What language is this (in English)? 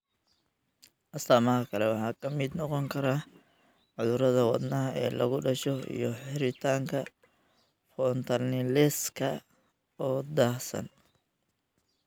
Somali